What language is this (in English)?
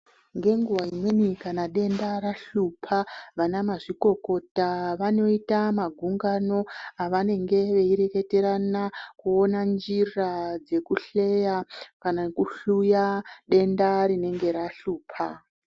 Ndau